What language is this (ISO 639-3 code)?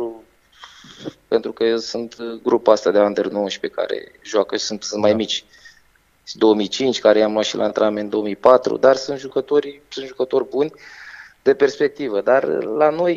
ron